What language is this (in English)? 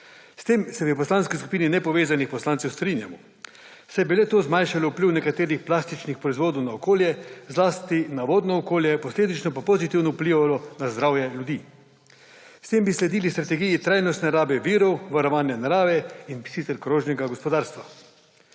Slovenian